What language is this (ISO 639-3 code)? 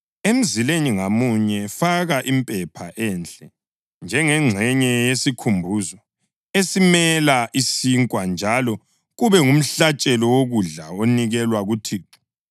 nde